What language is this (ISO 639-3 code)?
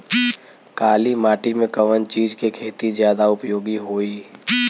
bho